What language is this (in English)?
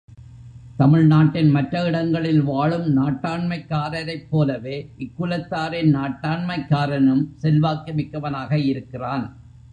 Tamil